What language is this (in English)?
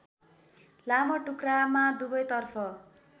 Nepali